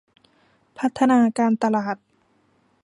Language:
Thai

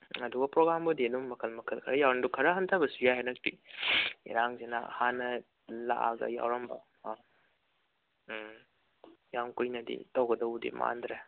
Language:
Manipuri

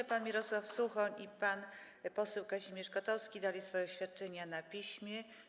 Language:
Polish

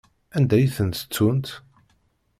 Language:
Kabyle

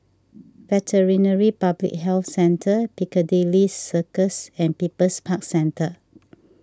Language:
English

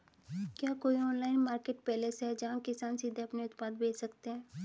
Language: Hindi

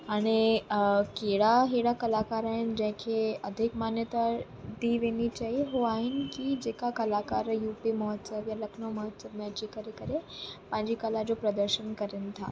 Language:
Sindhi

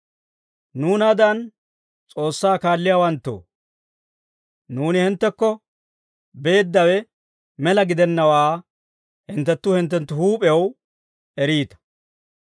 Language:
Dawro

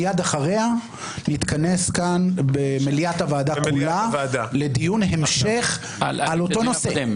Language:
Hebrew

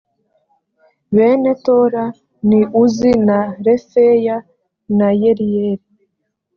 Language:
Kinyarwanda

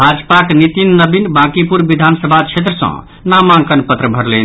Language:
Maithili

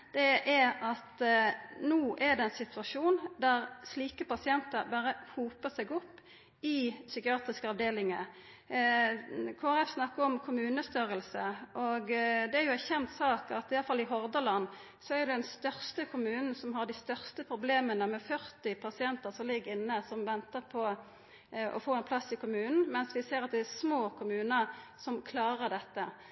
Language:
Norwegian Nynorsk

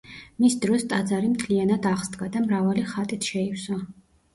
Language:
Georgian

